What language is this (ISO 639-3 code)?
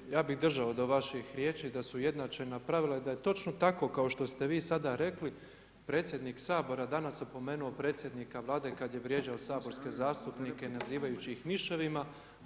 hrv